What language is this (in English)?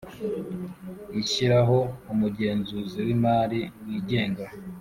Kinyarwanda